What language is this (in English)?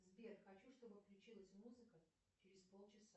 Russian